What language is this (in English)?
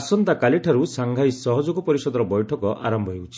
Odia